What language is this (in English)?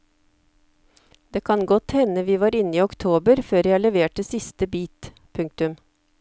Norwegian